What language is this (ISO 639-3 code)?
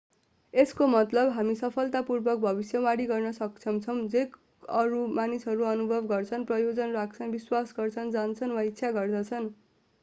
nep